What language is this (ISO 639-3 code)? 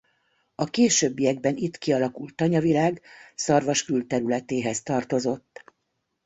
hun